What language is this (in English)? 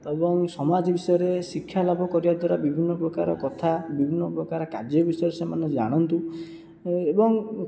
Odia